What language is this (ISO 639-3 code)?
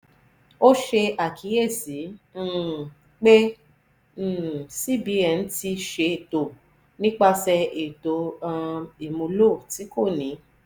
yor